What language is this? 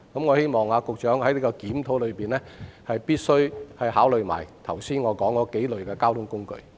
Cantonese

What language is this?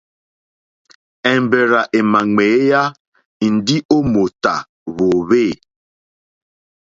Mokpwe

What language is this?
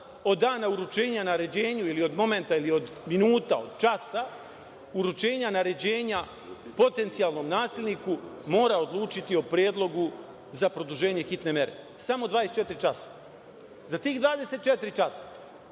Serbian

